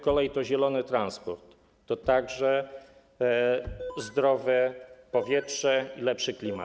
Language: Polish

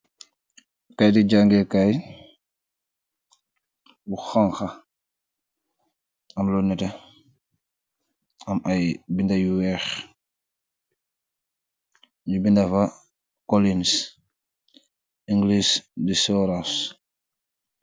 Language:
Wolof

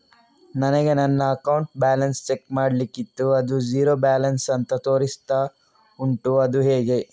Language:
Kannada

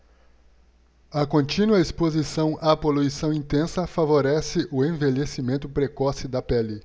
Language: Portuguese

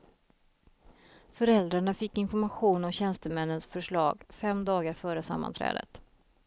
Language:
Swedish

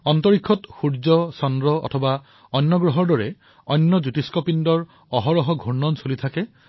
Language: Assamese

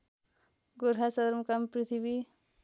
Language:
Nepali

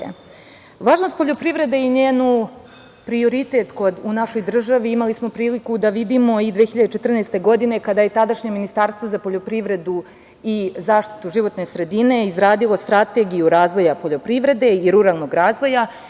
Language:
Serbian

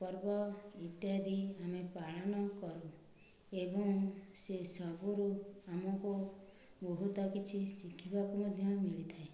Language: Odia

